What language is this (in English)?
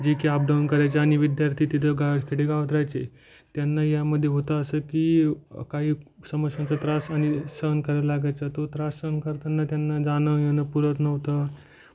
Marathi